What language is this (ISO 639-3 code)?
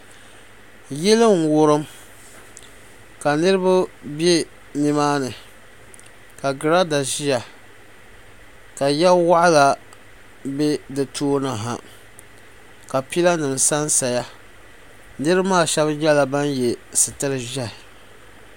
dag